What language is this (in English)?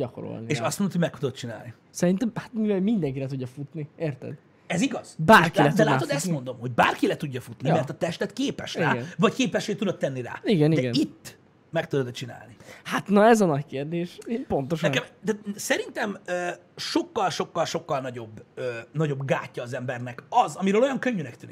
Hungarian